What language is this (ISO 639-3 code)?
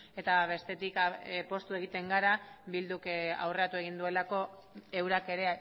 eus